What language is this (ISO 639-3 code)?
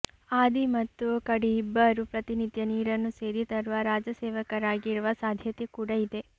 kan